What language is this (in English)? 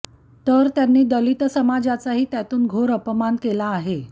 Marathi